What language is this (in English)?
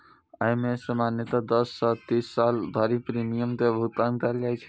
Maithili